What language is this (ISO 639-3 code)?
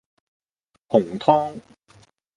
yue